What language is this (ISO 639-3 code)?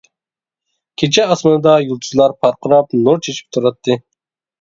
uig